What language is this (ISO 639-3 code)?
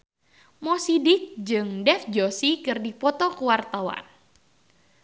sun